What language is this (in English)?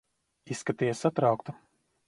Latvian